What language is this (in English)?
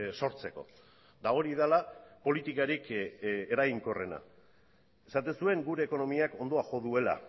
Basque